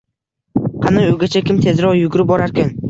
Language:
Uzbek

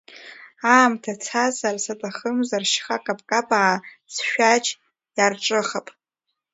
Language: Abkhazian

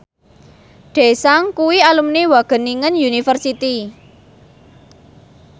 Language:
Javanese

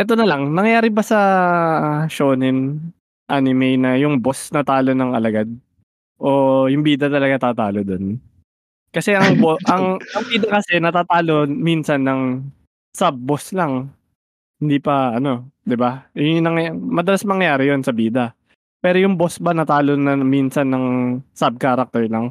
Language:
Filipino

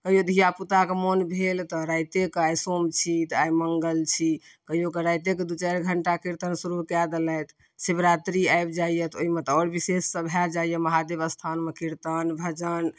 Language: Maithili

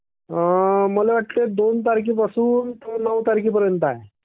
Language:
Marathi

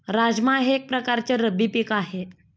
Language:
Marathi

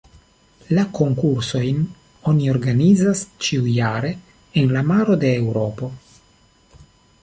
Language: Esperanto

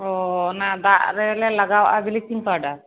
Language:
Santali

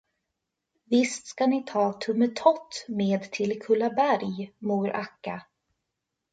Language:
Swedish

